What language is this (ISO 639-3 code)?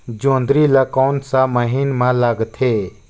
hne